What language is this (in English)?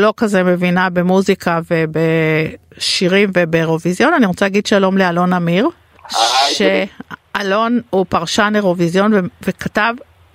Hebrew